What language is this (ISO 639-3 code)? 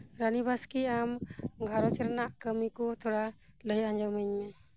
sat